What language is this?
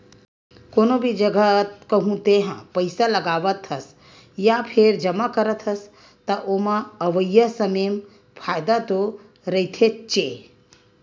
Chhattisgarhi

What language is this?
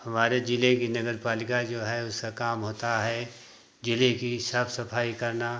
Hindi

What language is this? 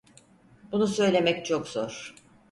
Turkish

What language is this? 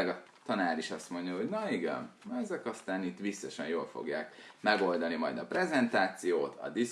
Hungarian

